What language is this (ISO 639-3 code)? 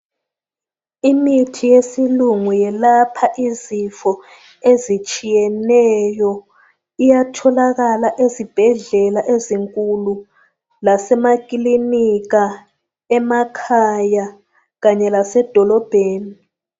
nde